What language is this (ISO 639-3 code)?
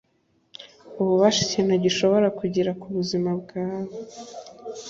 kin